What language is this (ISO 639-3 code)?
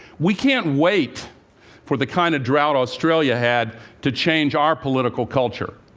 eng